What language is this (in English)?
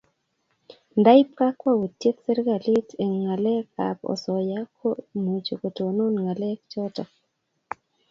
Kalenjin